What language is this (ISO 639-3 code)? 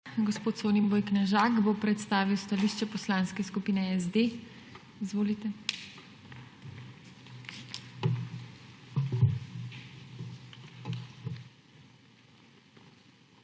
slv